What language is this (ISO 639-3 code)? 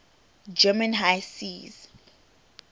eng